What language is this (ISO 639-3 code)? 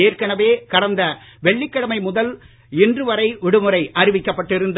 tam